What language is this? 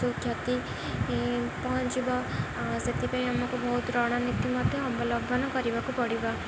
Odia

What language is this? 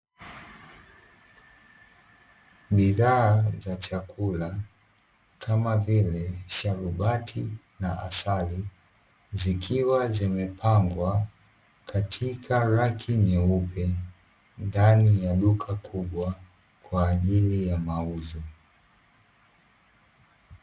Swahili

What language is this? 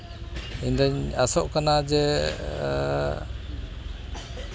Santali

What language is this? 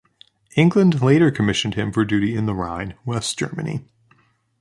English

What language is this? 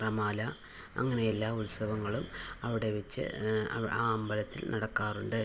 Malayalam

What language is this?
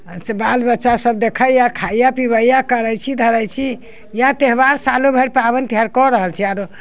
Maithili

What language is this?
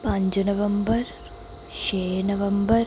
Dogri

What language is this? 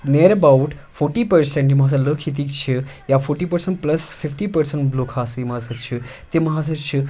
Kashmiri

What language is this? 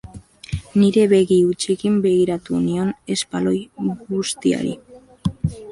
Basque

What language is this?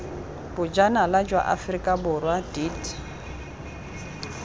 Tswana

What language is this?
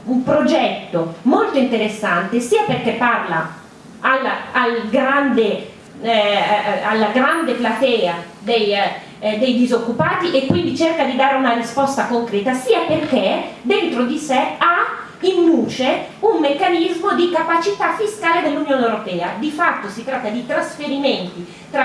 Italian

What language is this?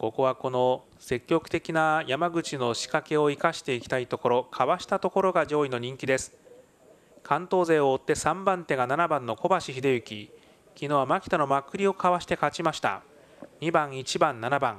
Japanese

